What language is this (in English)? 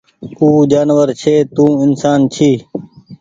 Goaria